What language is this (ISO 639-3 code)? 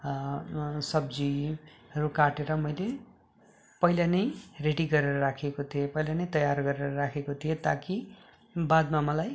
nep